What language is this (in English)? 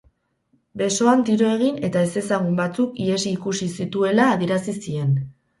Basque